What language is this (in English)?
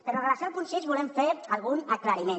Catalan